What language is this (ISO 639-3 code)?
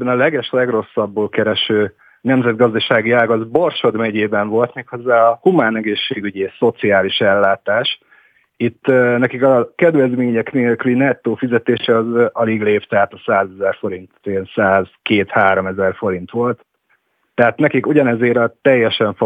hun